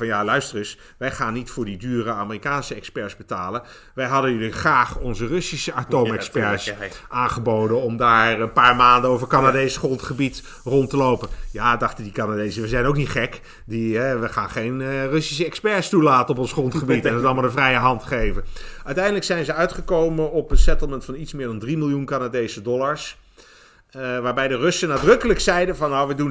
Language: Dutch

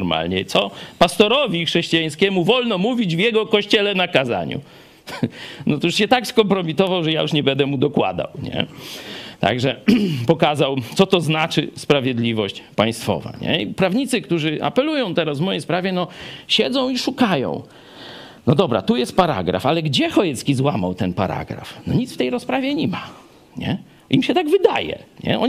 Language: Polish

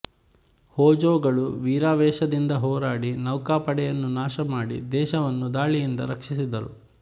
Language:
Kannada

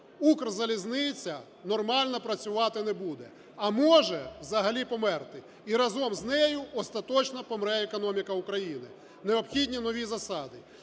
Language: Ukrainian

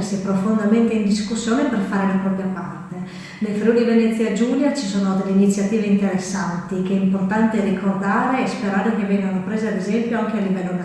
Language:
Italian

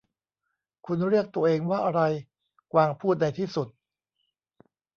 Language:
Thai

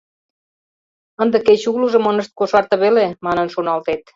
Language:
Mari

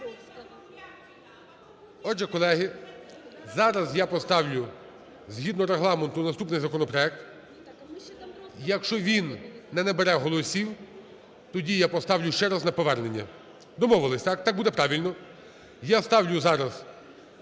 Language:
Ukrainian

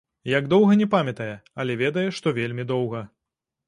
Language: Belarusian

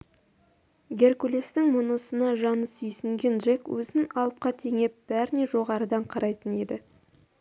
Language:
Kazakh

